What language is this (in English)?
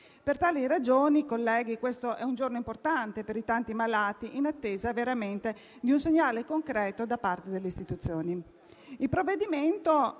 Italian